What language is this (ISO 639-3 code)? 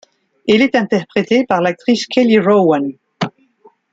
fra